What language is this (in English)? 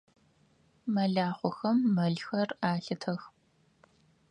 Adyghe